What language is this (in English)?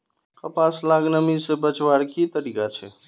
Magahi